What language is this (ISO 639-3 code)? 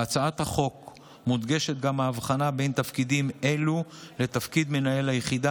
heb